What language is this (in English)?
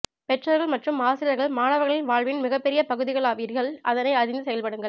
Tamil